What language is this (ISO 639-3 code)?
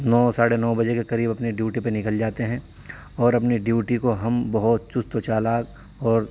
urd